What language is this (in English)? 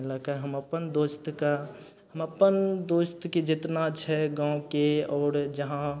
Maithili